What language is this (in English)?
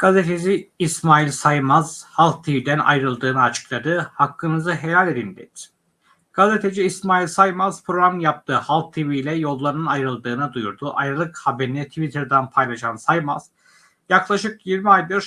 Turkish